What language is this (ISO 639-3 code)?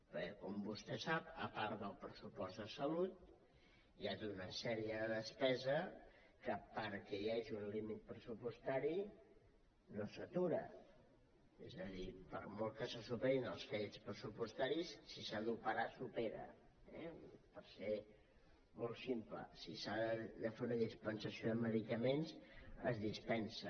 cat